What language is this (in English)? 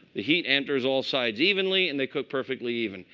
English